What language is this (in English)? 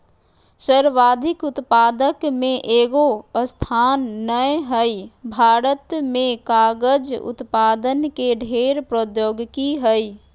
Magahi